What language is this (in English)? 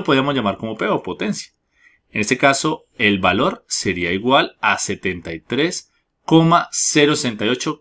Spanish